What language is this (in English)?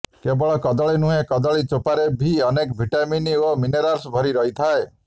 Odia